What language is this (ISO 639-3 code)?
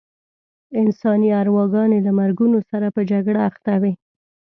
pus